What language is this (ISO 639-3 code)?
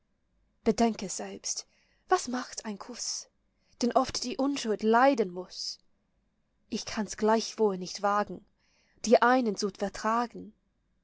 deu